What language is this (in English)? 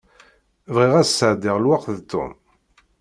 Kabyle